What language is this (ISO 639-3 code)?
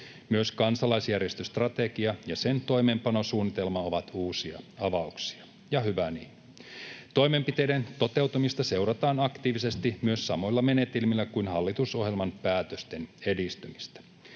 fin